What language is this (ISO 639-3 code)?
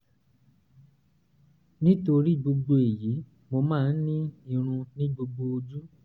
yor